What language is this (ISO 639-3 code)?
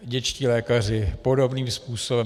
ces